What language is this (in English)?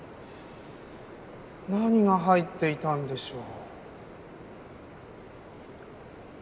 Japanese